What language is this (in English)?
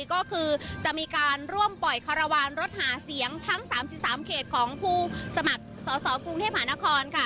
Thai